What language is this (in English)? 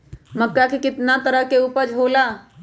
Magahi